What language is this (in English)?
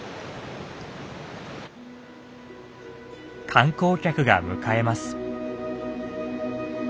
Japanese